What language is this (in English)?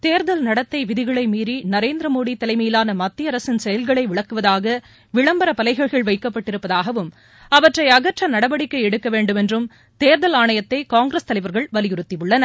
Tamil